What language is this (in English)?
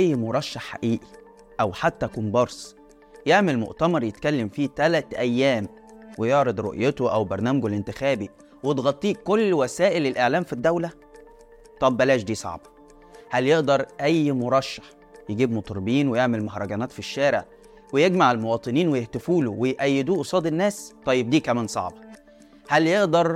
Arabic